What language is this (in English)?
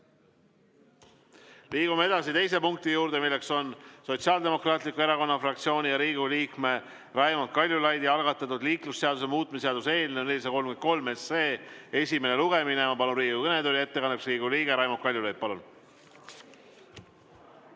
Estonian